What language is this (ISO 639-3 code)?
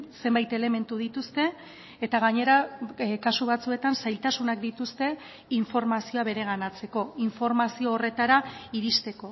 eus